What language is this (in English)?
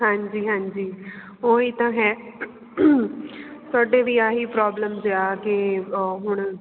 Punjabi